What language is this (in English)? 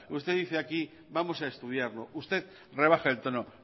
Spanish